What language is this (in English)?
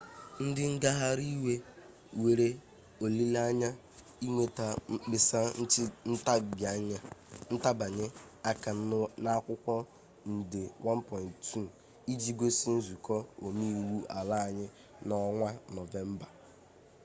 Igbo